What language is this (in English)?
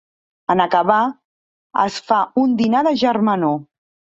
Catalan